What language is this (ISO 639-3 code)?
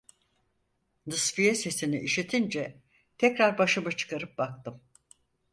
tur